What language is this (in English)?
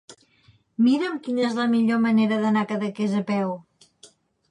Catalan